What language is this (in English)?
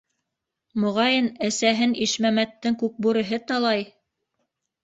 Bashkir